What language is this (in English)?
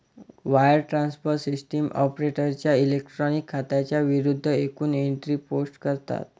Marathi